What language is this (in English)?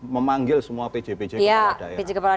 Indonesian